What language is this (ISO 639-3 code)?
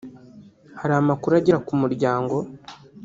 kin